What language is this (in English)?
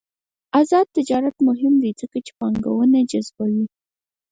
Pashto